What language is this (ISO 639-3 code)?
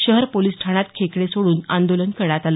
mar